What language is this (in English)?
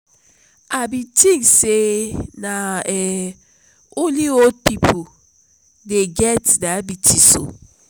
Nigerian Pidgin